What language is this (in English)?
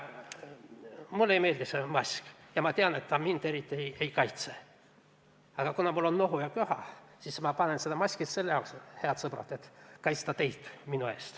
Estonian